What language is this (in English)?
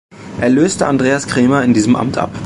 German